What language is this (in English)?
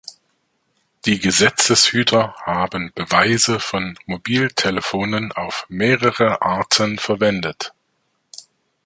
German